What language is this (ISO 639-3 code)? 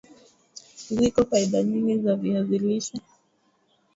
swa